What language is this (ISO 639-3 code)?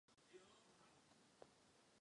ces